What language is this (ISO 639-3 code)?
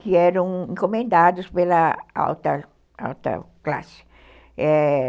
por